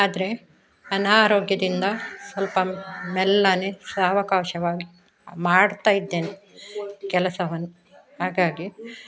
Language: Kannada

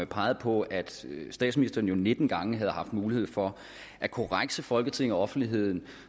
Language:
Danish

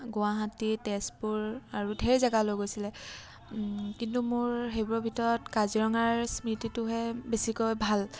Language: Assamese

